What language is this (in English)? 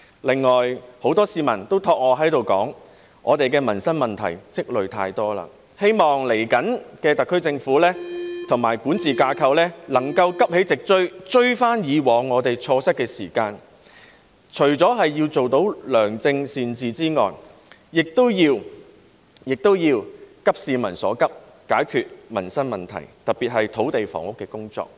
Cantonese